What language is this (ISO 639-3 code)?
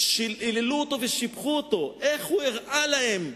heb